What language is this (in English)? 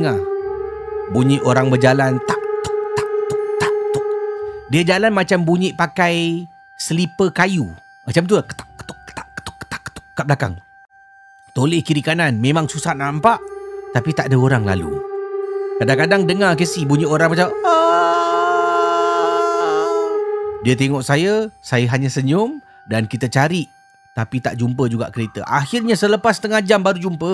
Malay